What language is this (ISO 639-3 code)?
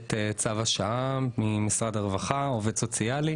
heb